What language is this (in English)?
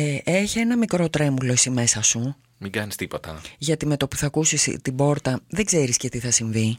Greek